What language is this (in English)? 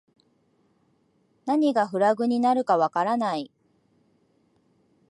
Japanese